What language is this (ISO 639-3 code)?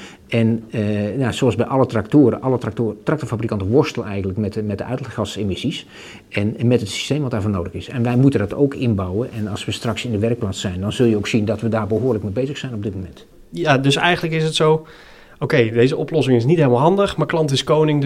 nld